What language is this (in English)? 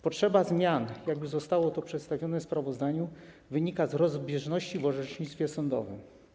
Polish